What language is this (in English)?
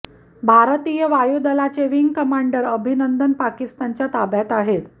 Marathi